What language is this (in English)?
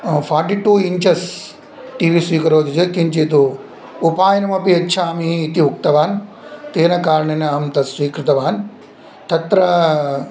Sanskrit